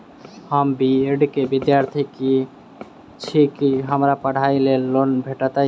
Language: Maithili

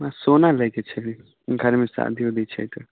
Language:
Maithili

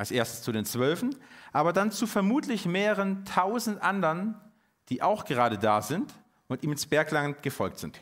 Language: German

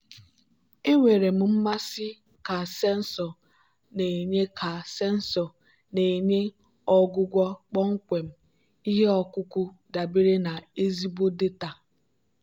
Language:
Igbo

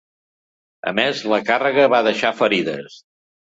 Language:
Catalan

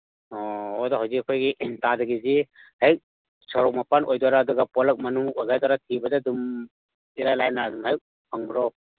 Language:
Manipuri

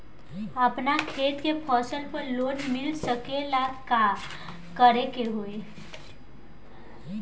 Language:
Bhojpuri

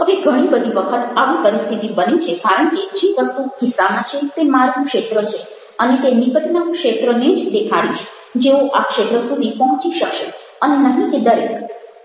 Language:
Gujarati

